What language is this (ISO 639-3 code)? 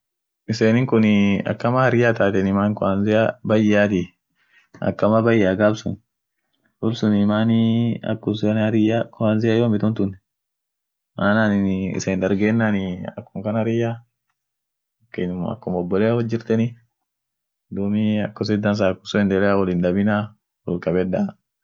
orc